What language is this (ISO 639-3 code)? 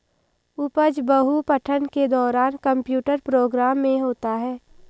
hin